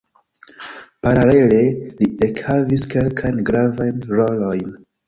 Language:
Esperanto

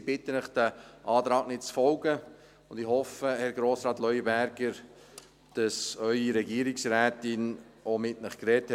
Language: Swiss German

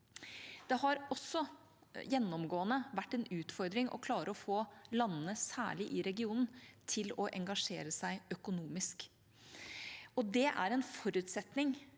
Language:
Norwegian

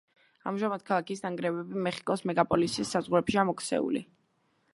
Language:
Georgian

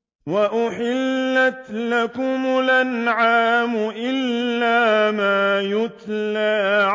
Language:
Arabic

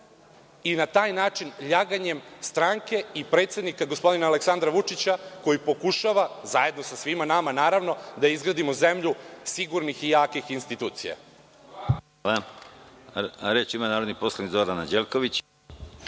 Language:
Serbian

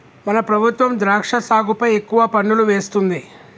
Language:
Telugu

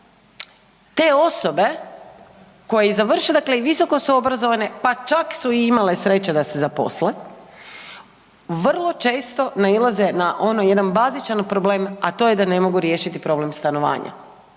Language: Croatian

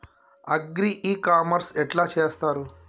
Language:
Telugu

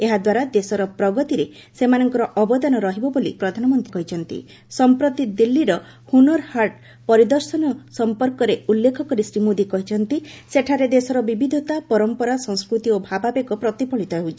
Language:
Odia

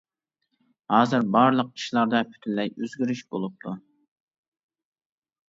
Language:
Uyghur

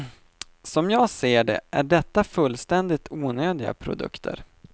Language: Swedish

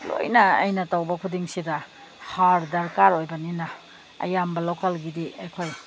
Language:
Manipuri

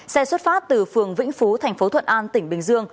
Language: Vietnamese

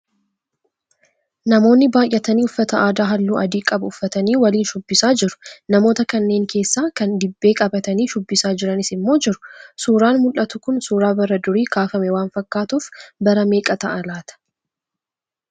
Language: Oromo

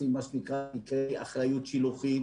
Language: Hebrew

